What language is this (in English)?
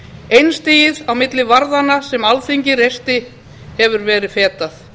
Icelandic